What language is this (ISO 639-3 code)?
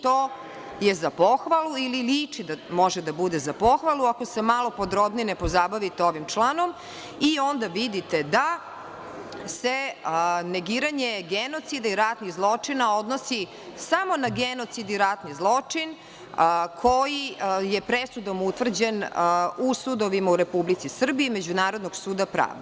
srp